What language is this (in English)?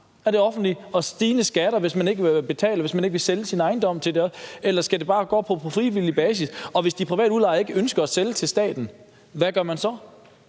Danish